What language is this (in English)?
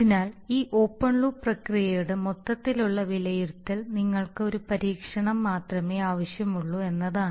Malayalam